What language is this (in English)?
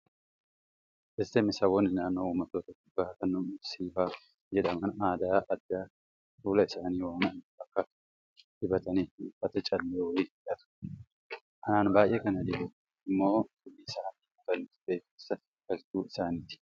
Oromo